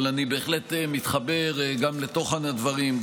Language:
Hebrew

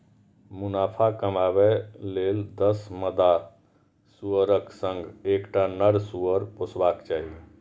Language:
Maithili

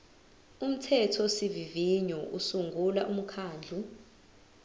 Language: Zulu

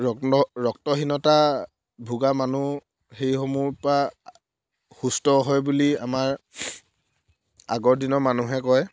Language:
Assamese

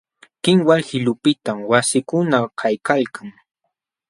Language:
Jauja Wanca Quechua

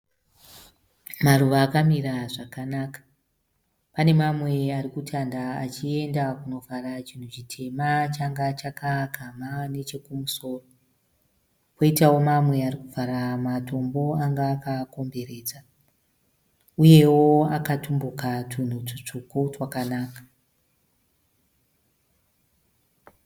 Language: Shona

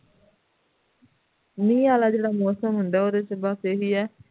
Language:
Punjabi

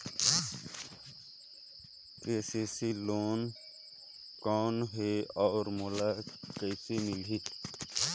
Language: Chhattisgarhi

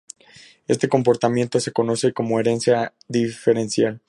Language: Spanish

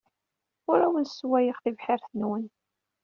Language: Kabyle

